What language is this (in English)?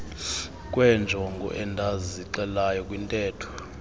Xhosa